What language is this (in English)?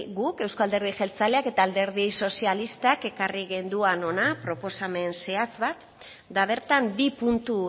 Basque